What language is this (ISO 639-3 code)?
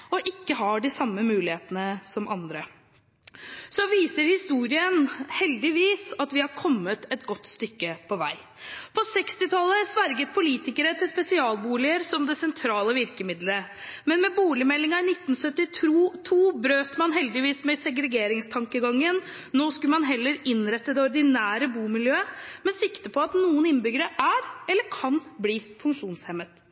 nob